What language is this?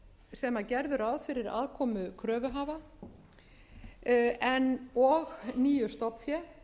Icelandic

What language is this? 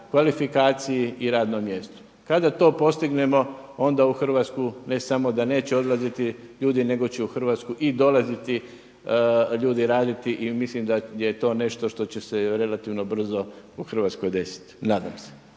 Croatian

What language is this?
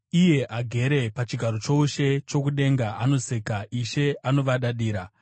Shona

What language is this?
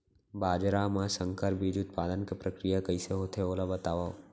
Chhattisgarhi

